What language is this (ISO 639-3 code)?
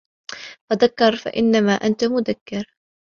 ara